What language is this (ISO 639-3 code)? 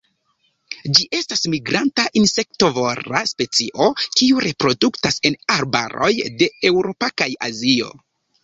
epo